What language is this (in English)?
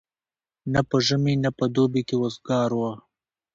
Pashto